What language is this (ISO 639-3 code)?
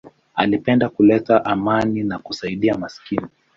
swa